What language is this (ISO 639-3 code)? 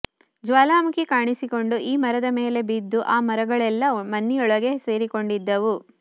kan